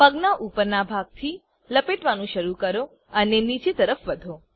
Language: Gujarati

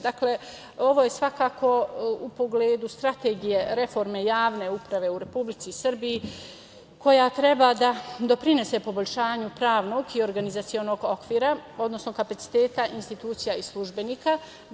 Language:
Serbian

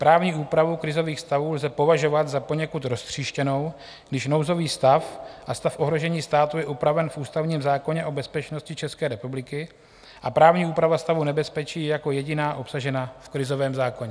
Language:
Czech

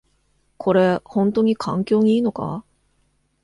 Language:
Japanese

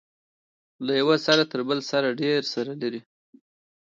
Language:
Pashto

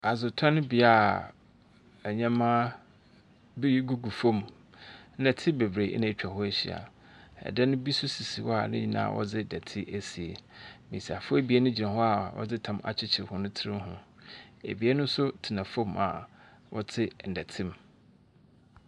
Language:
Akan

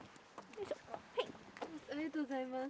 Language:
Japanese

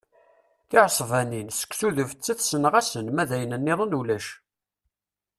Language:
Kabyle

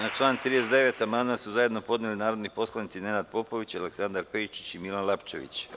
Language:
Serbian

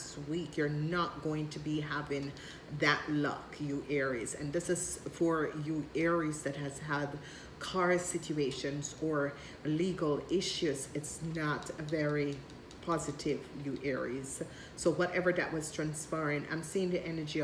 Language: English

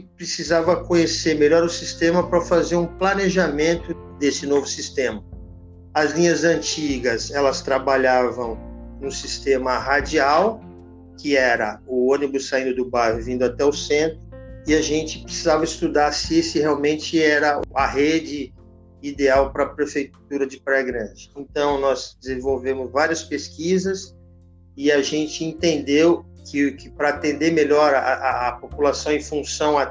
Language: Portuguese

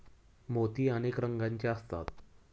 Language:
Marathi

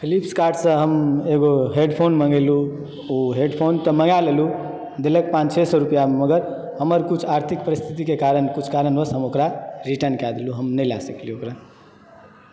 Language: Maithili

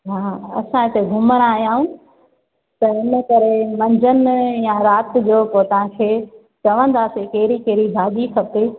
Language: Sindhi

